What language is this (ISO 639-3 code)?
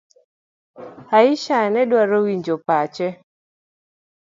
luo